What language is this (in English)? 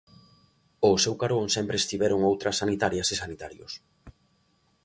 Galician